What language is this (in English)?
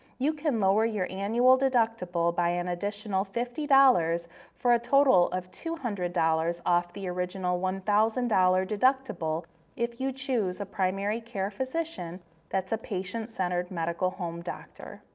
English